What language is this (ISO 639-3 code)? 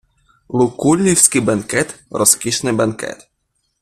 ukr